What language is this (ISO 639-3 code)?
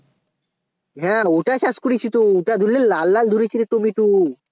ben